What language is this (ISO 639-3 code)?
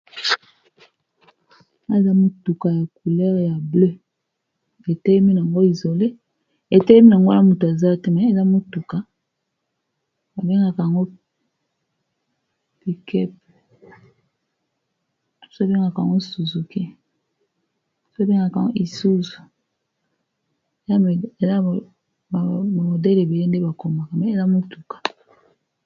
lin